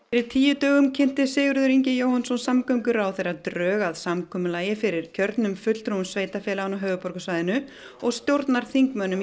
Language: Icelandic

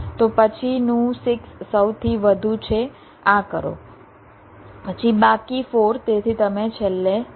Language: Gujarati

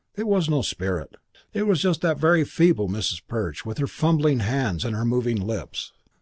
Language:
English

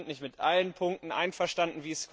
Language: German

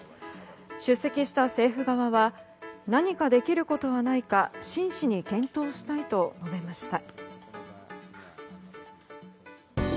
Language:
Japanese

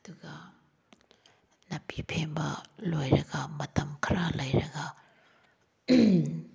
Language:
Manipuri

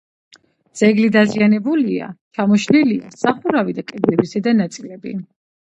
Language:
Georgian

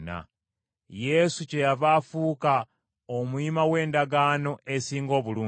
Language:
Ganda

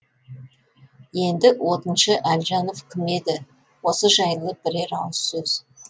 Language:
Kazakh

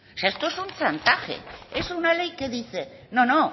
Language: Spanish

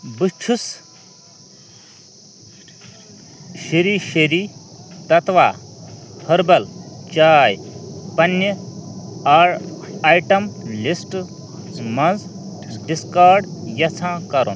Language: Kashmiri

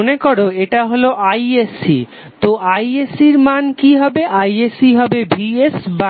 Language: Bangla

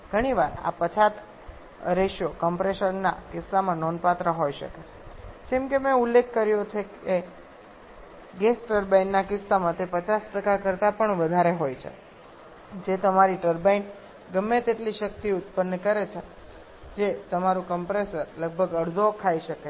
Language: Gujarati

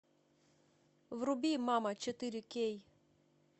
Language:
Russian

